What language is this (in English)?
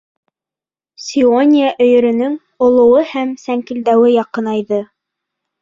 Bashkir